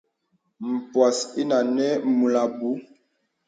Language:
Bebele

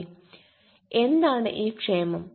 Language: Malayalam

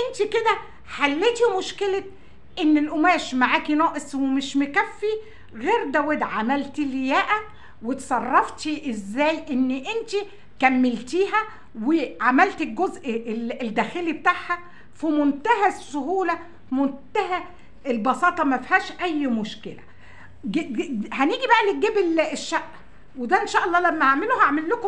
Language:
Arabic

